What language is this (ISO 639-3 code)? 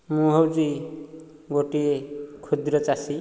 ori